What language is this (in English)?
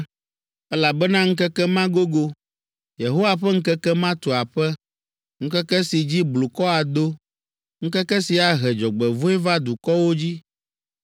Ewe